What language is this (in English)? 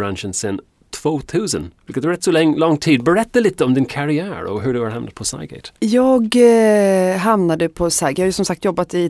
Swedish